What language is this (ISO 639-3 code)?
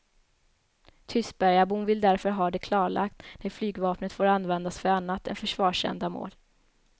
swe